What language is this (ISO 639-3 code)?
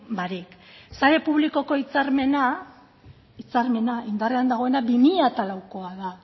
eus